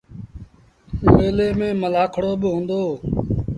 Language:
Sindhi Bhil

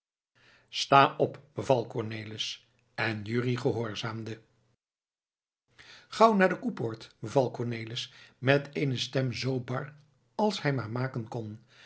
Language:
Dutch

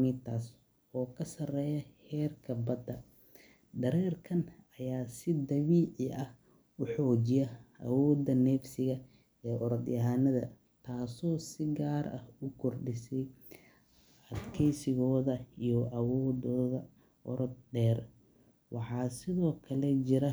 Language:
Somali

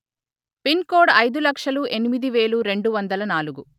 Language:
Telugu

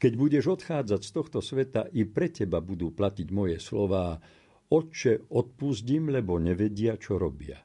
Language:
Slovak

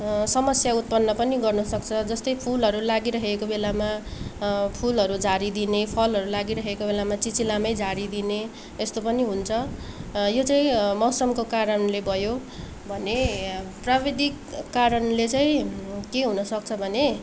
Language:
Nepali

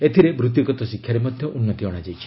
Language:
Odia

